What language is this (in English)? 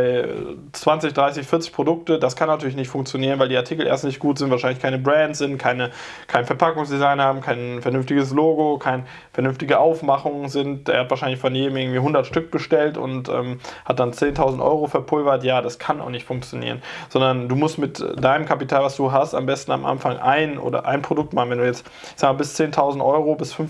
German